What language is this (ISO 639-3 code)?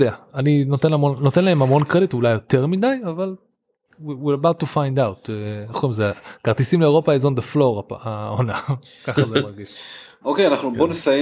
heb